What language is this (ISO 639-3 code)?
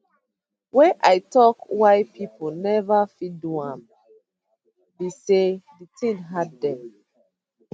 pcm